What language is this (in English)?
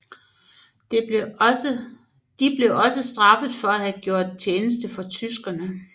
Danish